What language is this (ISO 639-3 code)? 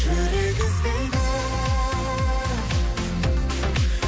kaz